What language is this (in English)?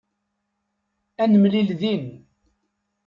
Kabyle